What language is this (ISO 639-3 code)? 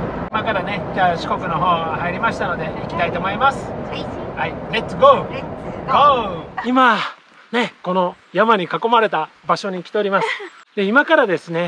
jpn